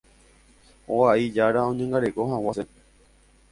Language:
Guarani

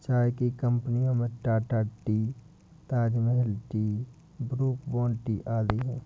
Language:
Hindi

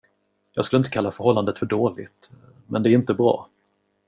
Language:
Swedish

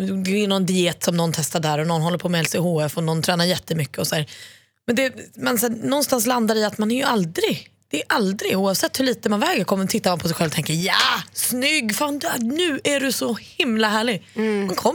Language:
Swedish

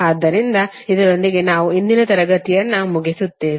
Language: Kannada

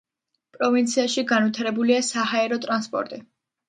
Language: Georgian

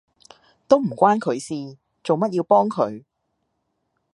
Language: Cantonese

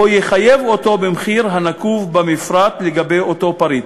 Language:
Hebrew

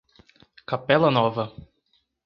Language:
Portuguese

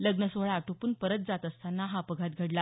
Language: Marathi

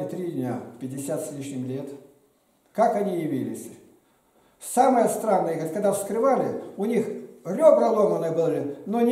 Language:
Russian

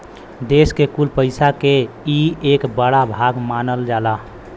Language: Bhojpuri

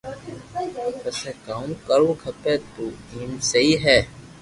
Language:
Loarki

